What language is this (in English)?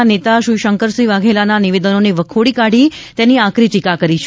Gujarati